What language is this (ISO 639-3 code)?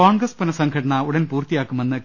mal